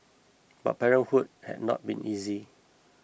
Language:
English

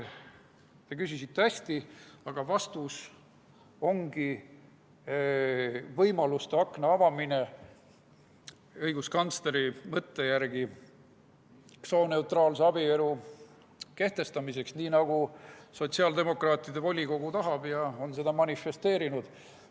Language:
Estonian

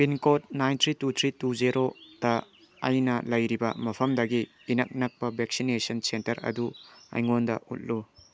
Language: Manipuri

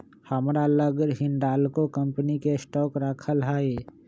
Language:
Magahi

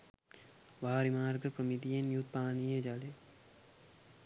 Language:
Sinhala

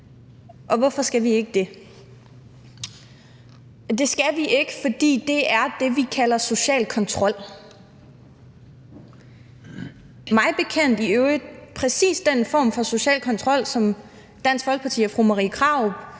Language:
Danish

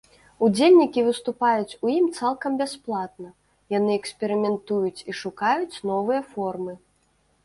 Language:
Belarusian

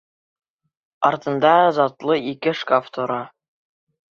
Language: Bashkir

